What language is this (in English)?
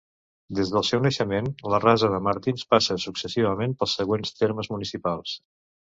Catalan